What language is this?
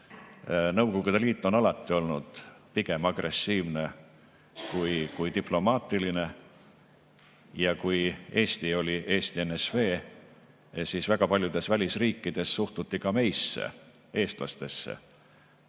Estonian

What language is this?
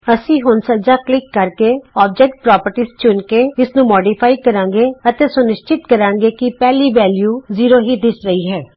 Punjabi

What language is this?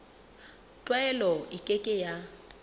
Southern Sotho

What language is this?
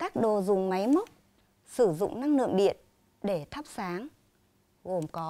Vietnamese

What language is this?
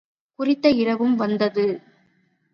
Tamil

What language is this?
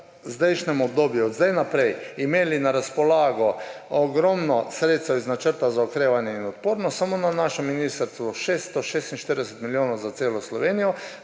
Slovenian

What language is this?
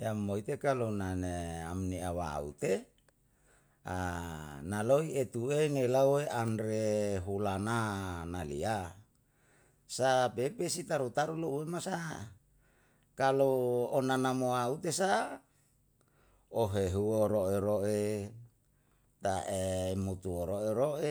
Yalahatan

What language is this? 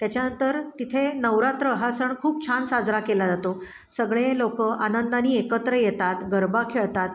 Marathi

